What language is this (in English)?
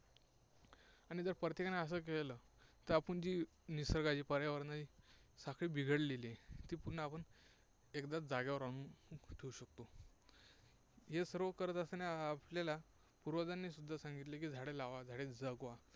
Marathi